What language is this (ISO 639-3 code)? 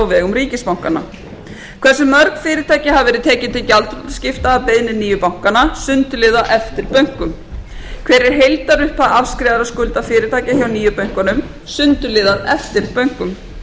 isl